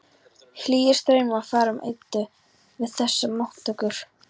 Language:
Icelandic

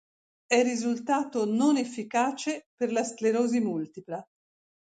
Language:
Italian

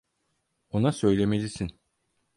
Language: Turkish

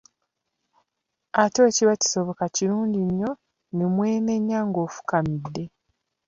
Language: Ganda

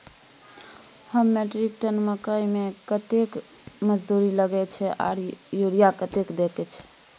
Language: Maithili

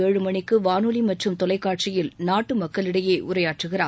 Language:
Tamil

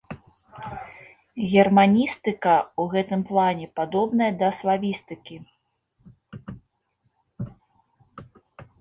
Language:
Belarusian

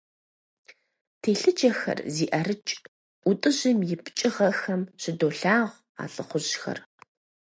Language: Kabardian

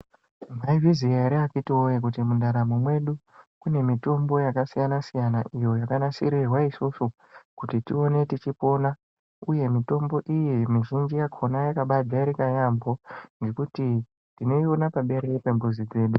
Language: Ndau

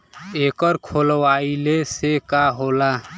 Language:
Bhojpuri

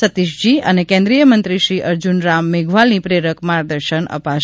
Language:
Gujarati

